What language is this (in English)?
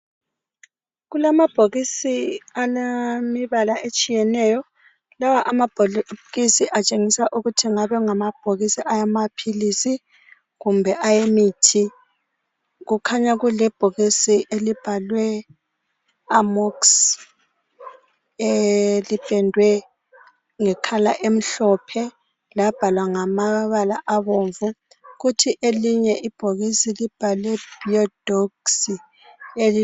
North Ndebele